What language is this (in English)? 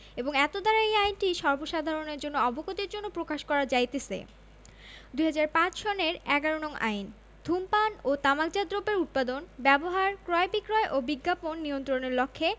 Bangla